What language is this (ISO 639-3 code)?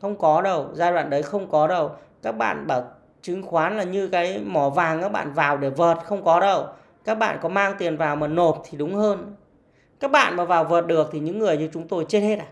vie